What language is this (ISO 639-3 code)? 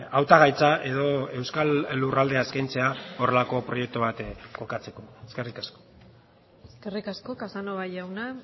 eus